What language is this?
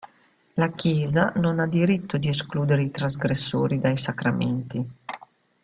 Italian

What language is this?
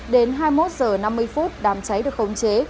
Vietnamese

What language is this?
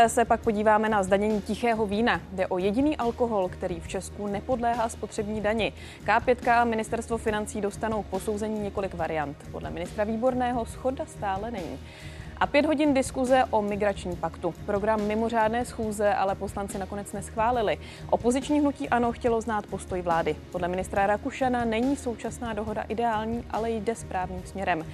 Czech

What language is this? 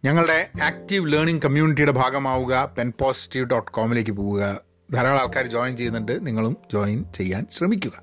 Malayalam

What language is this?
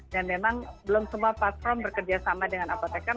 Indonesian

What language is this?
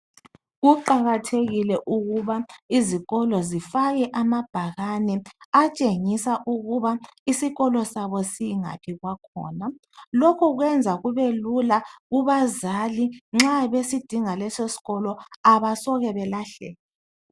North Ndebele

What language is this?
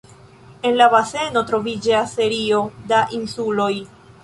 Esperanto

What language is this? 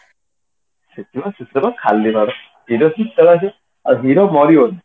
Odia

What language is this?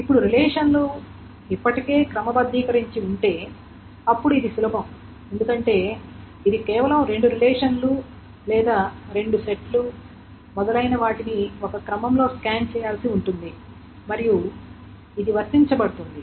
Telugu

